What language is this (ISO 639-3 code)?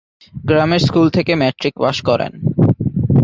ben